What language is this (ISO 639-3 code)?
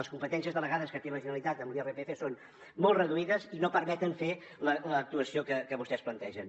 cat